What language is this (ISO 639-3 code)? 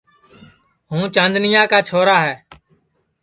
ssi